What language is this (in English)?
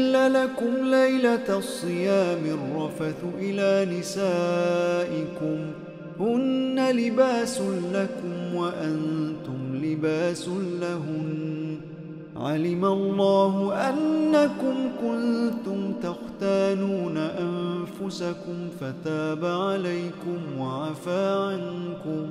Arabic